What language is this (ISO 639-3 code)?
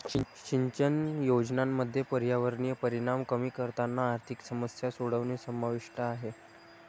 mar